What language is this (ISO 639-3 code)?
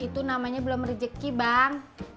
ind